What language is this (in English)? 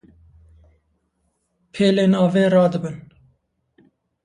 Kurdish